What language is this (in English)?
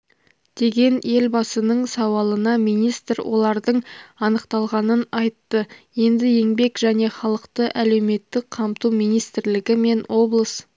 Kazakh